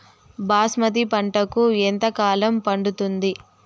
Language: Telugu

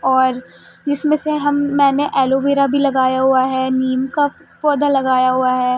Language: Urdu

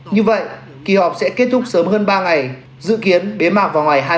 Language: Vietnamese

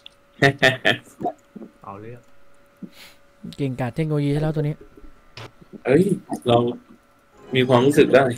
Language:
Thai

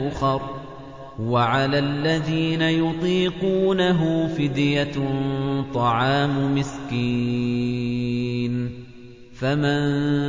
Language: Arabic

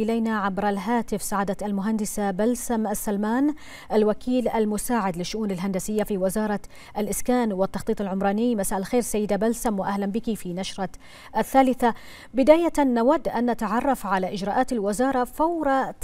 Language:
Arabic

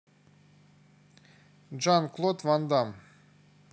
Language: Russian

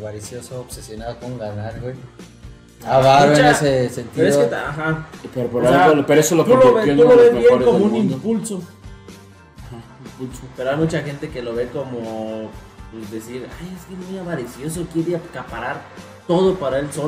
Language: Spanish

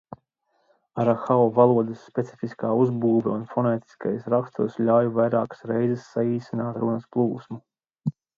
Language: Latvian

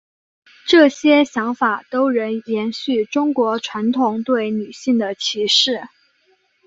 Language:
Chinese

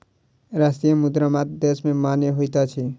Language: Maithili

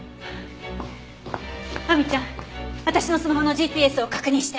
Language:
Japanese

